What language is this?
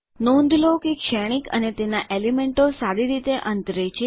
Gujarati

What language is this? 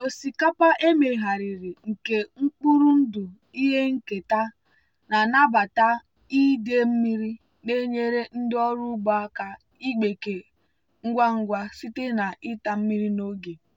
Igbo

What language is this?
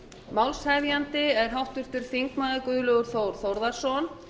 Icelandic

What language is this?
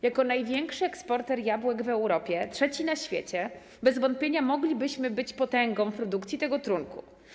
Polish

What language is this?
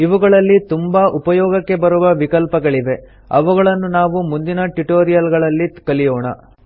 Kannada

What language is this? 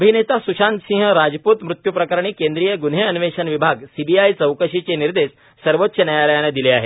Marathi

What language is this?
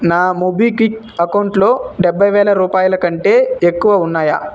Telugu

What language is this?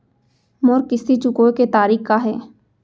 Chhattisgarhi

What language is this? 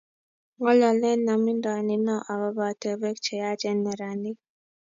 Kalenjin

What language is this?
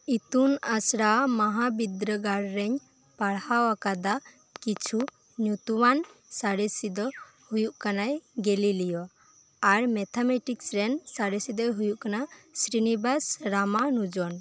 Santali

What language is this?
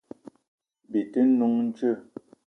Eton (Cameroon)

